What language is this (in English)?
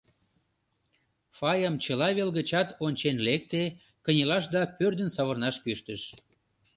Mari